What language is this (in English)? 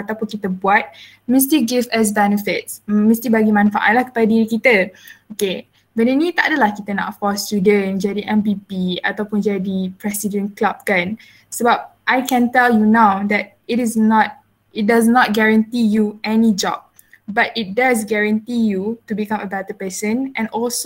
Malay